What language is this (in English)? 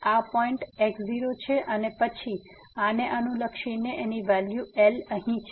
Gujarati